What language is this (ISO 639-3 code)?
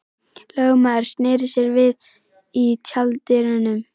isl